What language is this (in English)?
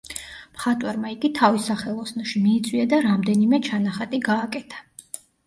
Georgian